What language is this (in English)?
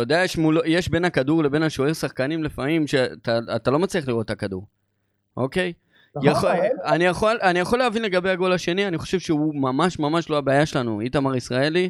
Hebrew